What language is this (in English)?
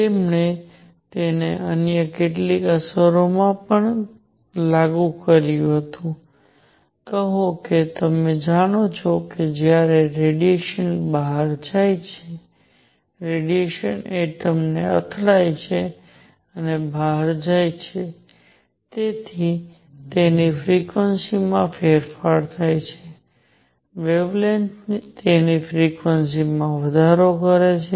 Gujarati